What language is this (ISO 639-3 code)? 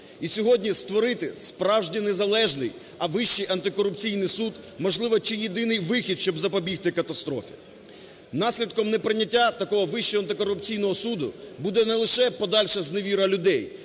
ukr